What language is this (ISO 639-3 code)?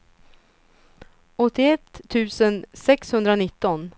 swe